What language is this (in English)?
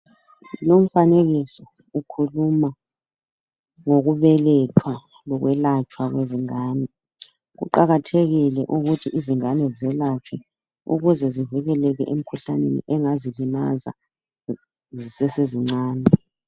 North Ndebele